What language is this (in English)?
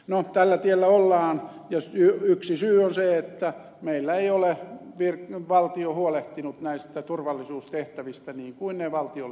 Finnish